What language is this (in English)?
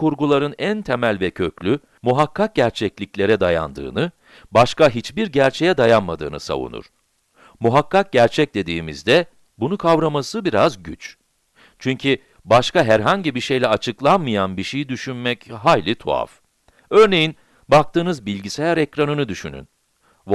Turkish